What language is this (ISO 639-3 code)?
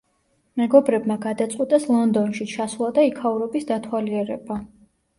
kat